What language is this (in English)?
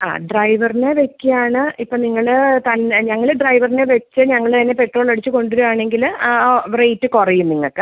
Malayalam